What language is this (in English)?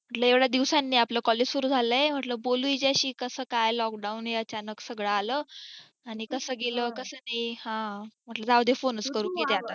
Marathi